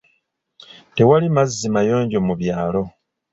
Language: Ganda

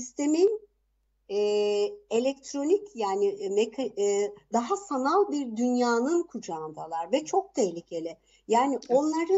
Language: Turkish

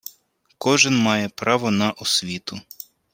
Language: Ukrainian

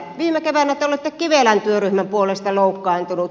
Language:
Finnish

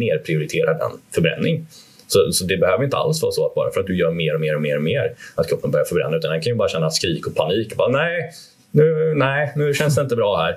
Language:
Swedish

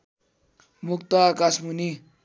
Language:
Nepali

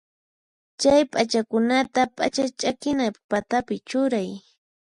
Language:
Puno Quechua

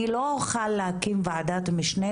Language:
Hebrew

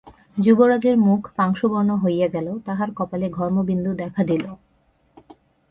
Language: Bangla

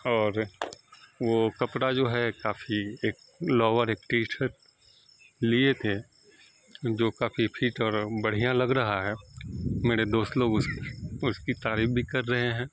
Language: Urdu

